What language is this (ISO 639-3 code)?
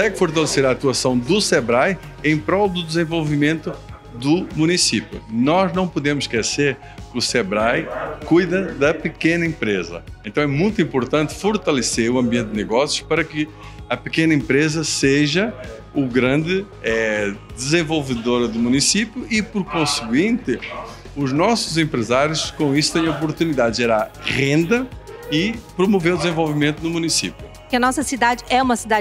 por